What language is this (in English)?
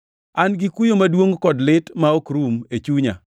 Luo (Kenya and Tanzania)